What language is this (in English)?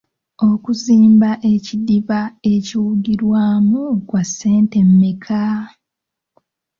Ganda